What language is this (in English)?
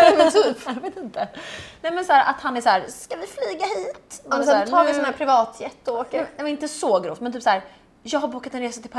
Swedish